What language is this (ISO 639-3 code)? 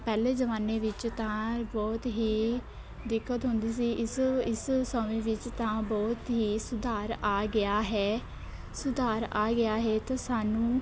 pan